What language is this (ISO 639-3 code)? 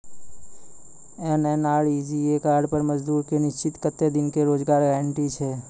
mai